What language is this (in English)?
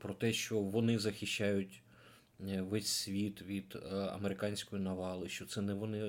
Ukrainian